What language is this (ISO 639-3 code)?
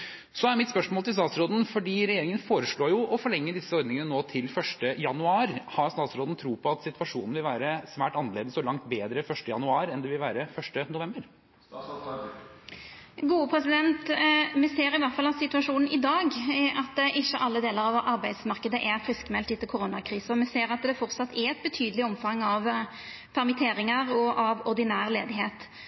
nor